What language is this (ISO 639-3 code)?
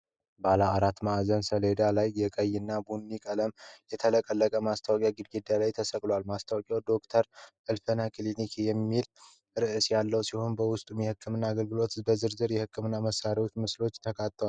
amh